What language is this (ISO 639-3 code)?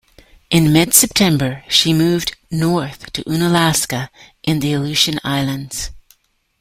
eng